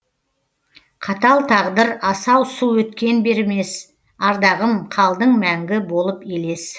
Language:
Kazakh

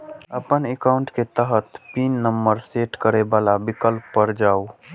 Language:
Maithili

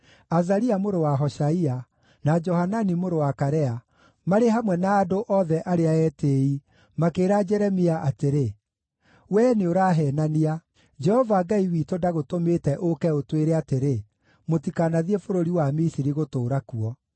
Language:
Kikuyu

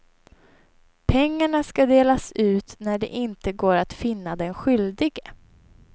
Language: Swedish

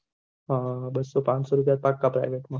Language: Gujarati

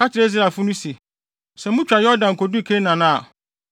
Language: Akan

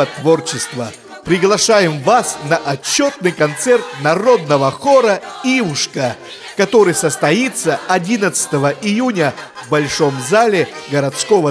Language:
Russian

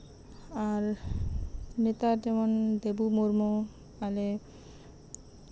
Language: Santali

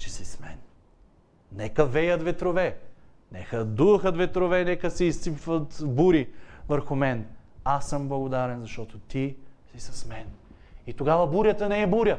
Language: Bulgarian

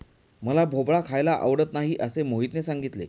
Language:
Marathi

